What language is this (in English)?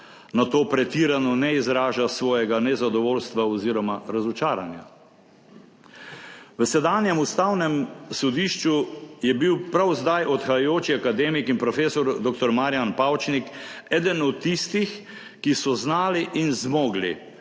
Slovenian